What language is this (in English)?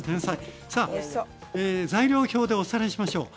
Japanese